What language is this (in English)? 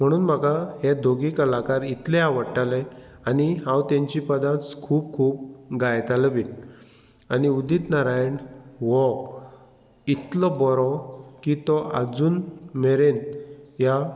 Konkani